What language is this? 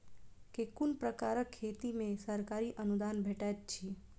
Maithili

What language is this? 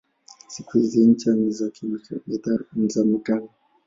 Swahili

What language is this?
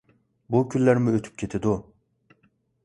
Uyghur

